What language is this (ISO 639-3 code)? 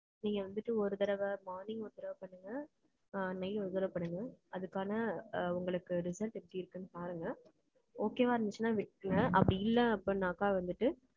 tam